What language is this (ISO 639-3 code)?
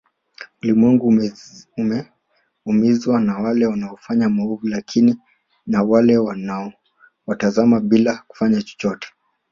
swa